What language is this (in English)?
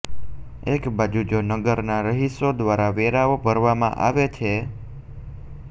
Gujarati